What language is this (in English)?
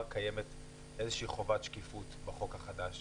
Hebrew